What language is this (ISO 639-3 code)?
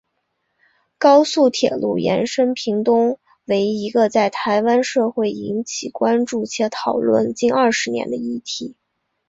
zho